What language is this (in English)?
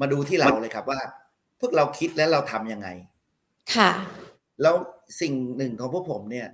Thai